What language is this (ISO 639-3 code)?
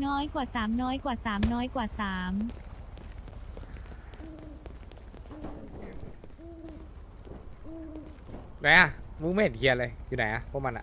tha